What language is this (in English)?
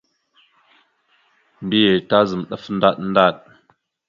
Mada (Cameroon)